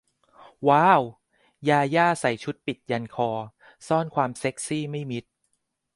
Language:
Thai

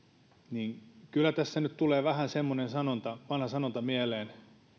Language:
Finnish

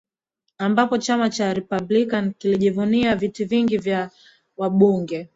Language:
Swahili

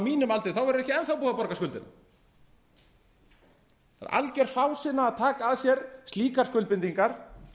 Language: Icelandic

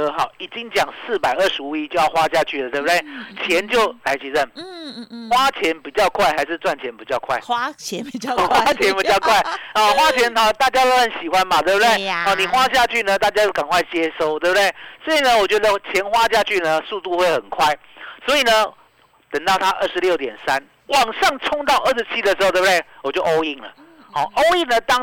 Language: Chinese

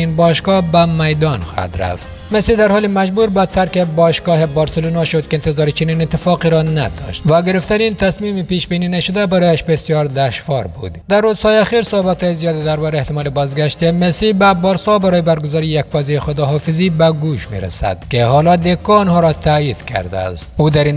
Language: Persian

